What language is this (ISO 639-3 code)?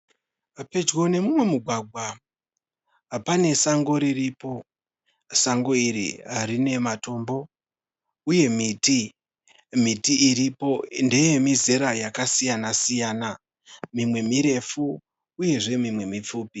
sna